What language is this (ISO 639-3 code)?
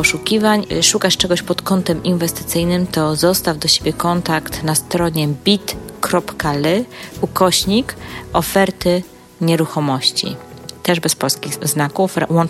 pol